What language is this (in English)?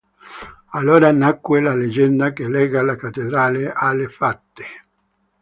Italian